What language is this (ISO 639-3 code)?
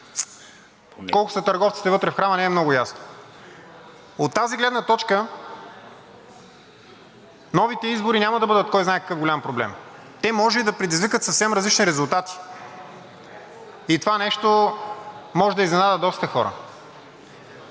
bul